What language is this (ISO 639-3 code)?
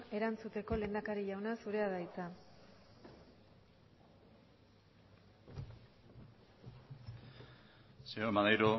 eus